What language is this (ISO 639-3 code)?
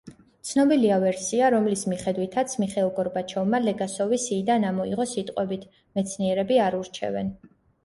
kat